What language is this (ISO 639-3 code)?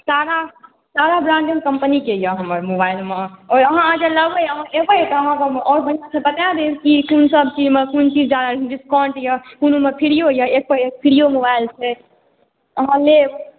mai